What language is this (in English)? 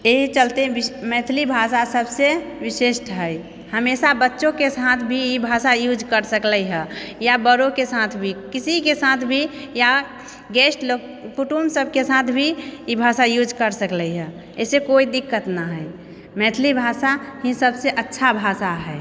Maithili